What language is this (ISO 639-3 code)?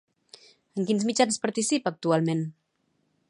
cat